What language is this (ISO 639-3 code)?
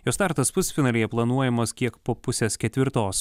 lit